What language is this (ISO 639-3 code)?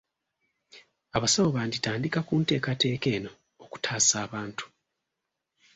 lug